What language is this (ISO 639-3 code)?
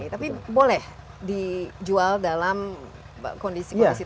ind